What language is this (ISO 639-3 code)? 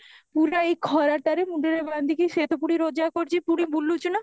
ori